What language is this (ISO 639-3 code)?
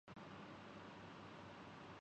urd